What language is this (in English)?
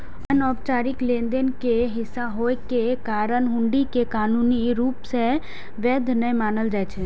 Maithili